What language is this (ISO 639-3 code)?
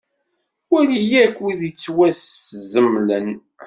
kab